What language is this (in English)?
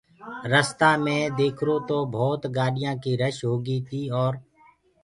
Gurgula